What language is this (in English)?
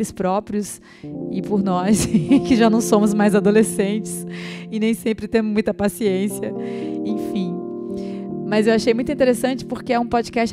Portuguese